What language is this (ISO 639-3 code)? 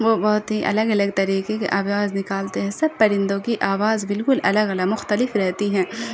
urd